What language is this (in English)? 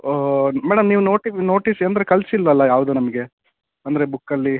Kannada